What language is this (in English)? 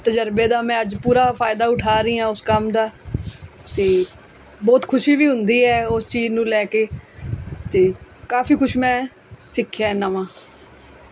Punjabi